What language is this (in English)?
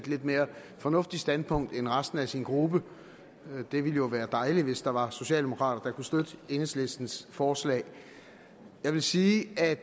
Danish